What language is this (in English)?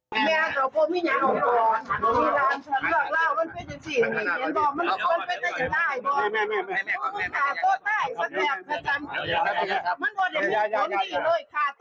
Thai